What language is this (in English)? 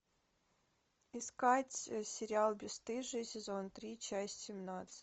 Russian